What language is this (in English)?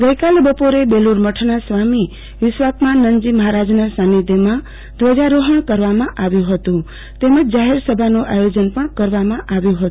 Gujarati